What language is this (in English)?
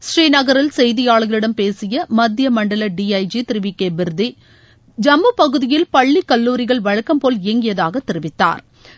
Tamil